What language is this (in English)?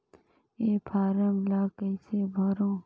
Chhattisgarhi